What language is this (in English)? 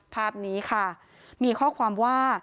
Thai